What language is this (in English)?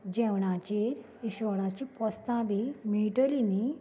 Konkani